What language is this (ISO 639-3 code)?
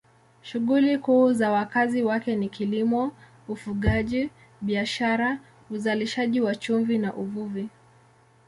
swa